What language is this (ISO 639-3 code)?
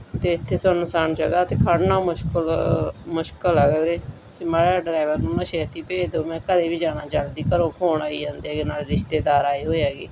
pan